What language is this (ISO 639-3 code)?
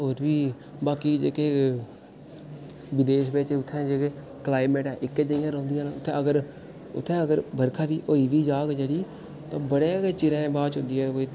doi